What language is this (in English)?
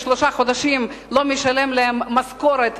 Hebrew